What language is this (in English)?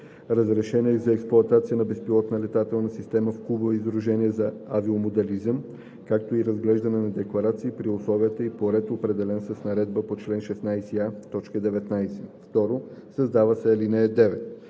Bulgarian